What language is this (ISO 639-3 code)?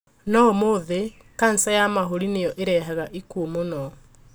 kik